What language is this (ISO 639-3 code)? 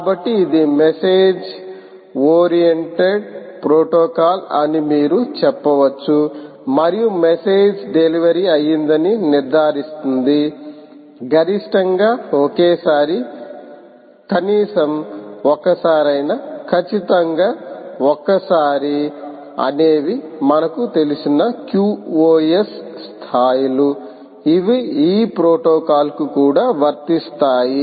tel